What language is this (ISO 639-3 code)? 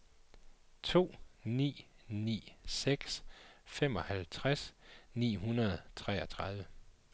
dan